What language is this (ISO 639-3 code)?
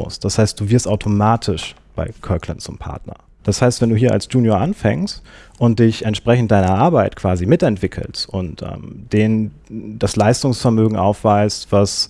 deu